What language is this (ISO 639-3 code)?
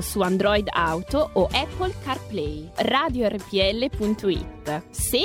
ita